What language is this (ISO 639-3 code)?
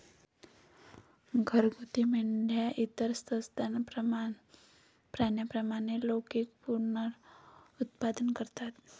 mar